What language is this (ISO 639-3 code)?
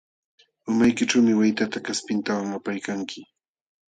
qxw